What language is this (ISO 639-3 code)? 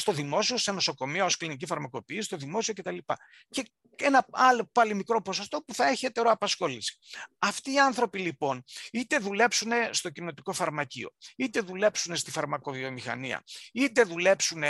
ell